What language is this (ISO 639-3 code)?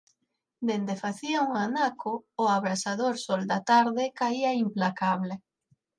glg